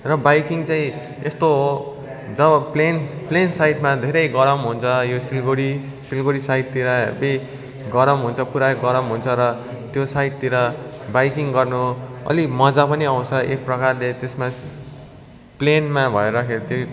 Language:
Nepali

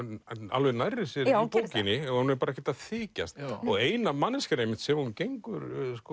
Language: Icelandic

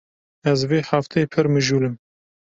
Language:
Kurdish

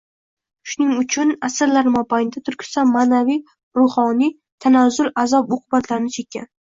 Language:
Uzbek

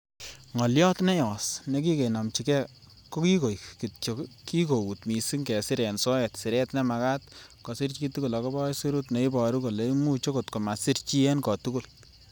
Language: Kalenjin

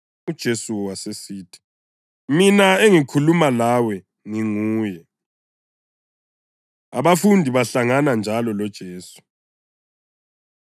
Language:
North Ndebele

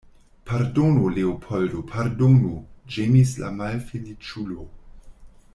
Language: Esperanto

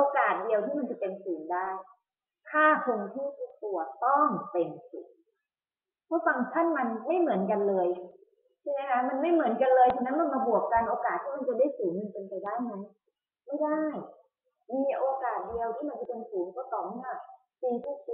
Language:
Thai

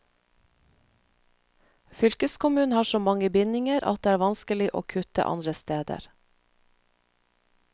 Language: Norwegian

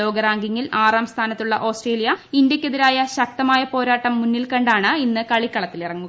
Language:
Malayalam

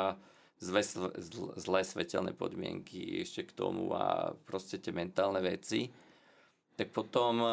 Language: Slovak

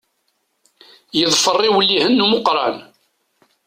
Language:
Kabyle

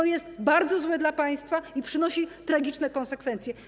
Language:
Polish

